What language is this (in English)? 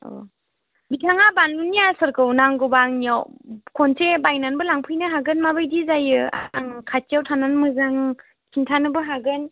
Bodo